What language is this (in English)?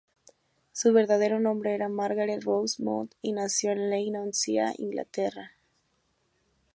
Spanish